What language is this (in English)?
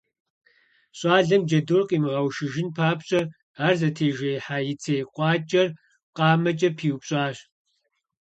Kabardian